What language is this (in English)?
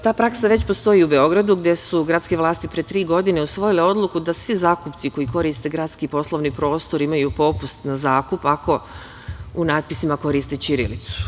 Serbian